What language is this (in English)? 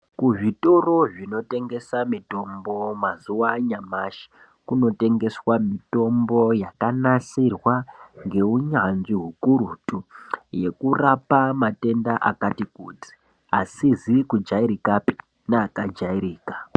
Ndau